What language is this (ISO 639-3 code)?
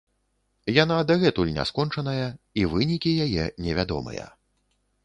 bel